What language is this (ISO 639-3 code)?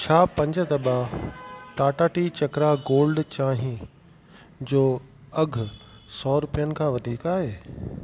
snd